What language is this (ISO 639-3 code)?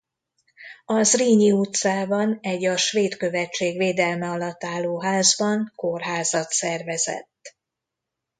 hun